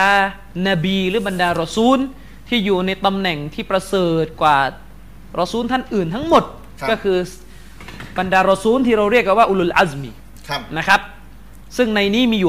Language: Thai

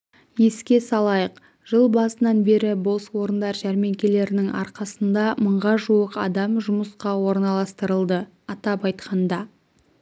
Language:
Kazakh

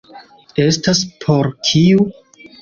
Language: Esperanto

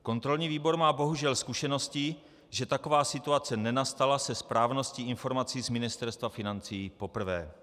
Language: Czech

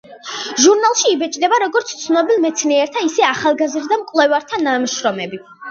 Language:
Georgian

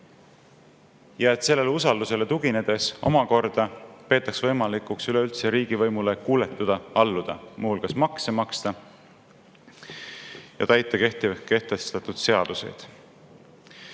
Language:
Estonian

